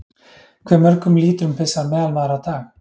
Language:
Icelandic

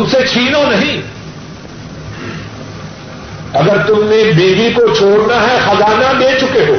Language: Urdu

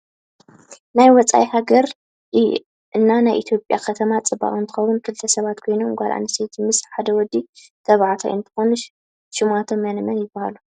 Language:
Tigrinya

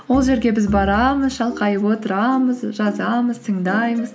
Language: Kazakh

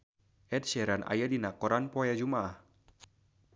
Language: Sundanese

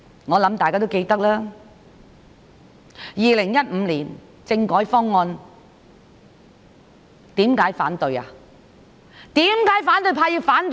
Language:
Cantonese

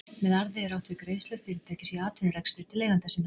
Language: Icelandic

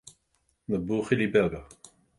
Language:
Irish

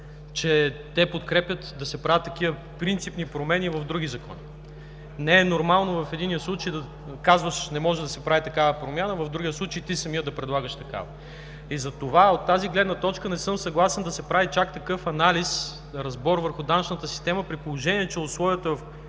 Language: Bulgarian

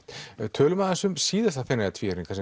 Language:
Icelandic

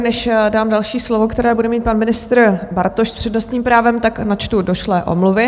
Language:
Czech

